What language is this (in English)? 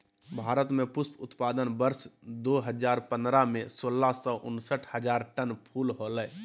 Magahi